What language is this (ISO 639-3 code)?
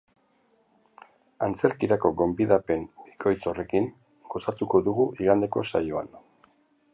eus